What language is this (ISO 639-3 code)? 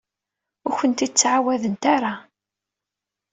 kab